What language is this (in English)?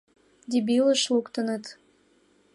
Mari